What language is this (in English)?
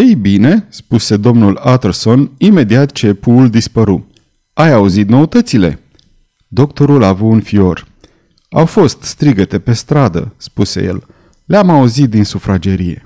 Romanian